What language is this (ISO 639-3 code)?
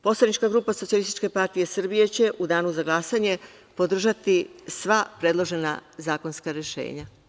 srp